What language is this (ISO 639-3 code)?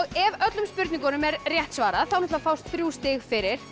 isl